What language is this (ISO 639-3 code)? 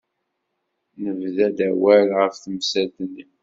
kab